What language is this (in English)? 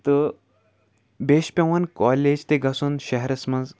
Kashmiri